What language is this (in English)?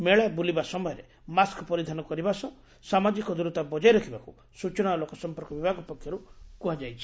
Odia